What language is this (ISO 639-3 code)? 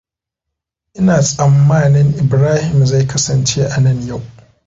hau